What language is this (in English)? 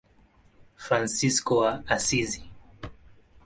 Swahili